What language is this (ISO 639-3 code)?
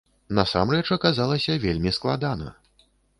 bel